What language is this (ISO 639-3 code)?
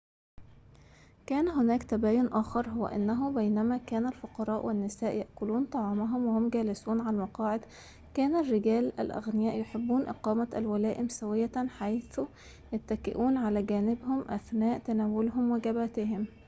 ara